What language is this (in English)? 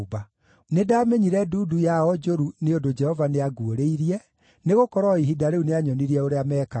Kikuyu